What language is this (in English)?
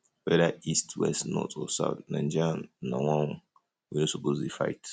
Nigerian Pidgin